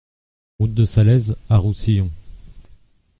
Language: French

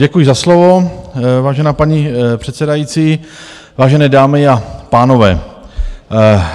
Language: Czech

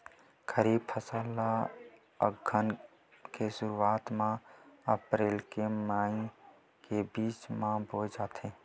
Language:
Chhattisgarhi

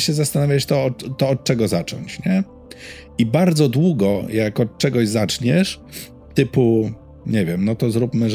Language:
Polish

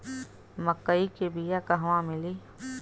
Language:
Bhojpuri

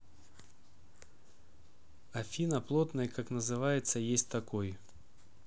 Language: Russian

